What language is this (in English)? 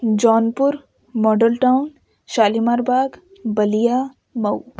Urdu